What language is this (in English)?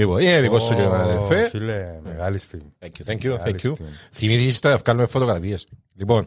Greek